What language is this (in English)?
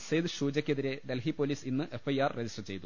Malayalam